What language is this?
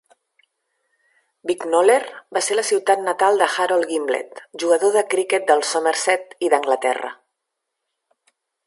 Catalan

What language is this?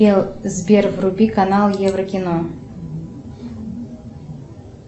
Russian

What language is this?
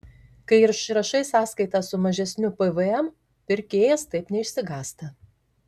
Lithuanian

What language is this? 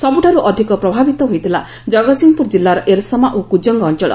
Odia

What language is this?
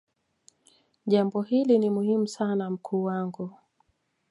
Swahili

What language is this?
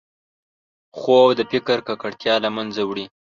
Pashto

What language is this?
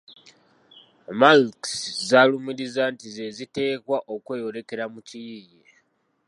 Ganda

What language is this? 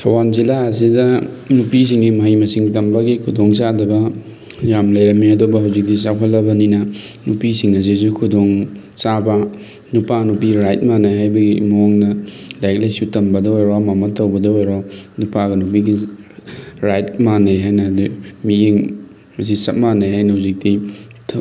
Manipuri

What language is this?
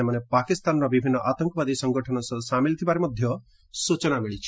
Odia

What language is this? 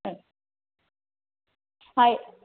Malayalam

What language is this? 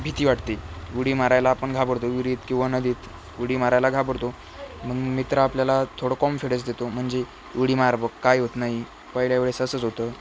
Marathi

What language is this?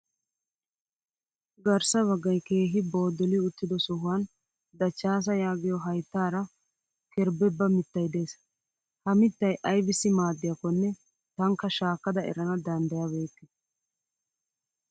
Wolaytta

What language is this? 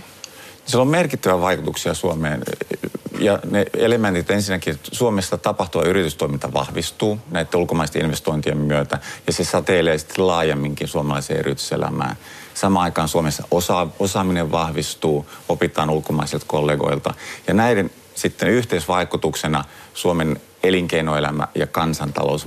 Finnish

